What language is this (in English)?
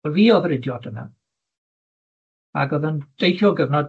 Welsh